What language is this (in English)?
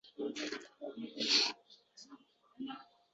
Uzbek